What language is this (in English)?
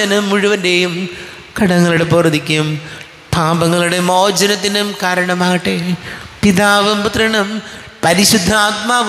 Malayalam